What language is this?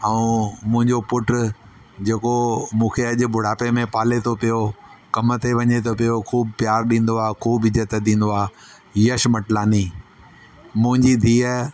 Sindhi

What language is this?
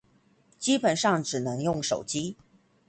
Chinese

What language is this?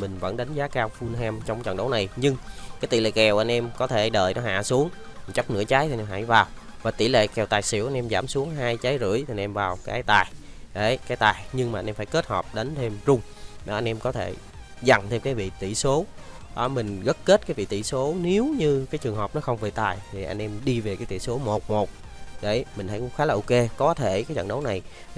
Vietnamese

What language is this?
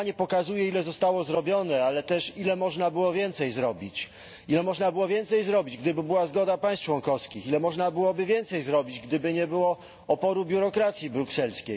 Polish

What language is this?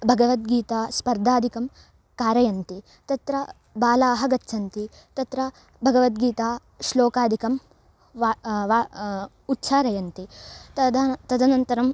Sanskrit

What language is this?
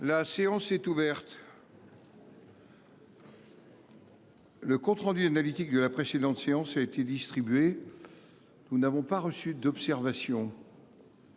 French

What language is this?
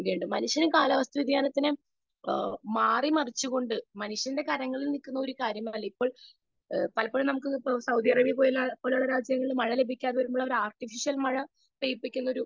Malayalam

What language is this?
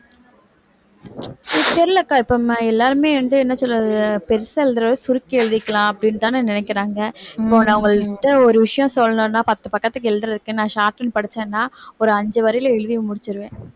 Tamil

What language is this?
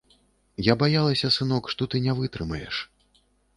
Belarusian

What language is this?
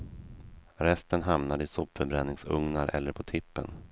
Swedish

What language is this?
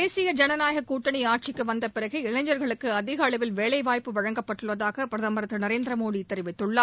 Tamil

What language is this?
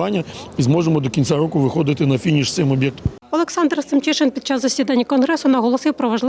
Ukrainian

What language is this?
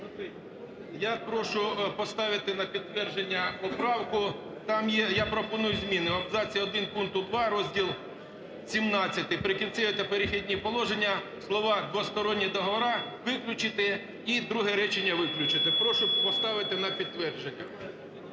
Ukrainian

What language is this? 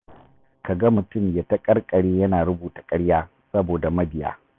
Hausa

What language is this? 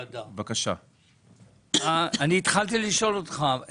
Hebrew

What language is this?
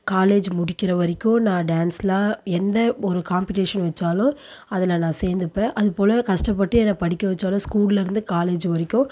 Tamil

